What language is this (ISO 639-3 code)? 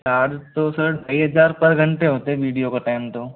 hin